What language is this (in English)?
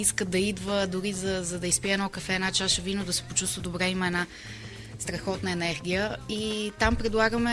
Bulgarian